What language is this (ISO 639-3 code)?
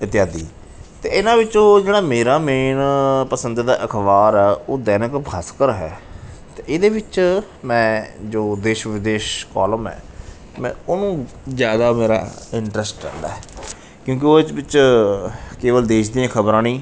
pan